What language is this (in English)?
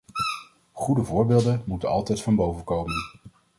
Dutch